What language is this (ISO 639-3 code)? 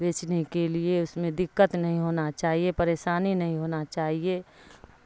urd